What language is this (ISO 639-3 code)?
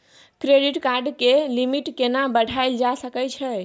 mai